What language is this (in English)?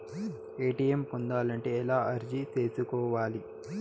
Telugu